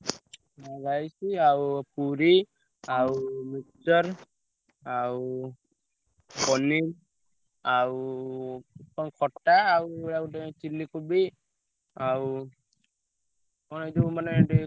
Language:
Odia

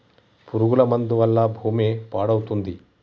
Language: Telugu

